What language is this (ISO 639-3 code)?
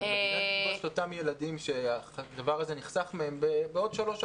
heb